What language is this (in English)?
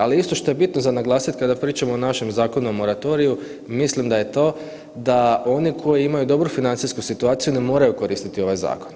Croatian